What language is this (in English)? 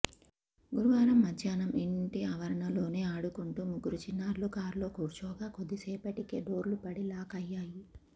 Telugu